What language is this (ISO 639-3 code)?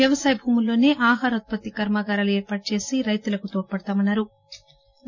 tel